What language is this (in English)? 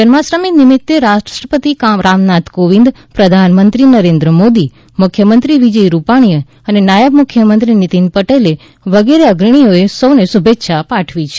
Gujarati